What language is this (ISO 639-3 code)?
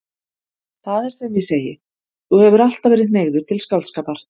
isl